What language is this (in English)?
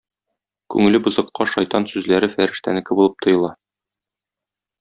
Tatar